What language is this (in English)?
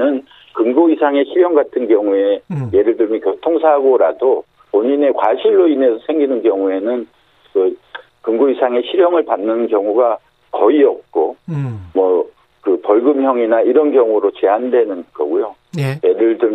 Korean